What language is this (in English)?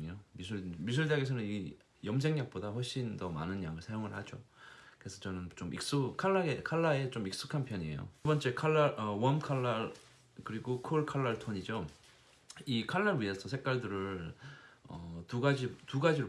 Korean